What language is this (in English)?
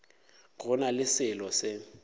Northern Sotho